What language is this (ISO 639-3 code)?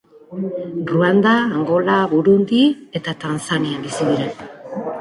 eus